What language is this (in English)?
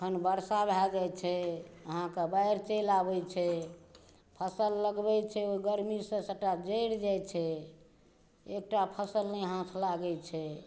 Maithili